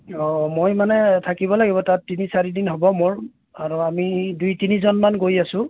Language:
Assamese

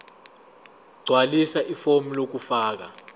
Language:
Zulu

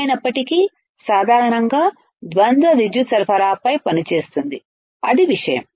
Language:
Telugu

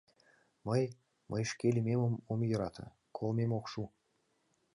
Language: Mari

